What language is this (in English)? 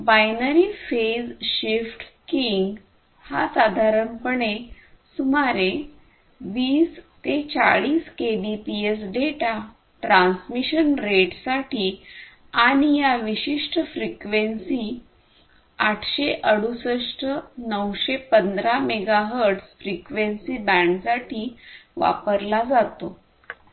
Marathi